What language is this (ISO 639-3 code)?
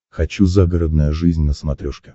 rus